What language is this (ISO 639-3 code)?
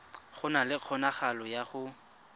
tsn